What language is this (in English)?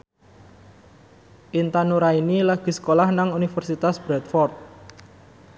Javanese